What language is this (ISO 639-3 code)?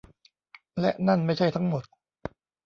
tha